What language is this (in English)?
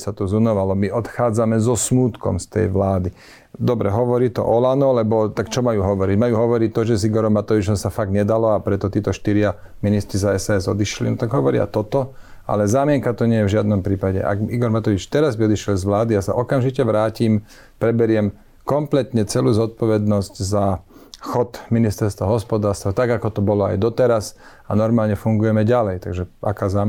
Slovak